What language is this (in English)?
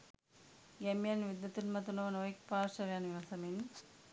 Sinhala